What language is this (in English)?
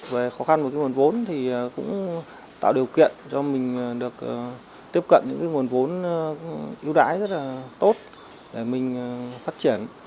Vietnamese